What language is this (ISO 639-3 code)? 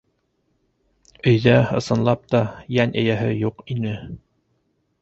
bak